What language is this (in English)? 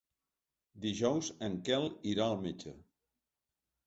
Catalan